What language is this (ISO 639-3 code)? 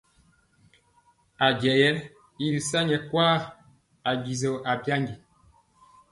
mcx